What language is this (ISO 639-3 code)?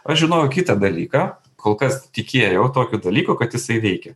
lit